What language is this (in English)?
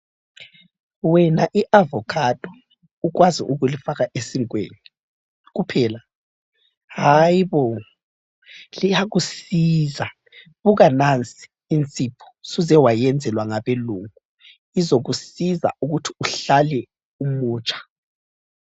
North Ndebele